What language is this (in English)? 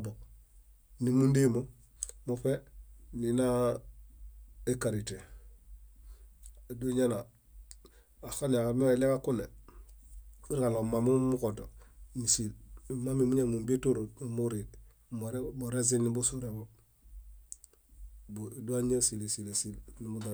Bayot